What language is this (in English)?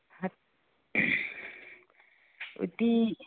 Manipuri